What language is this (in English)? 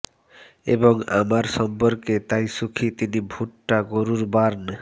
Bangla